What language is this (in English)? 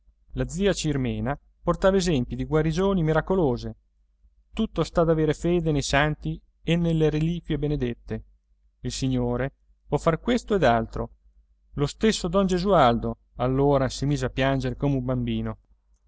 Italian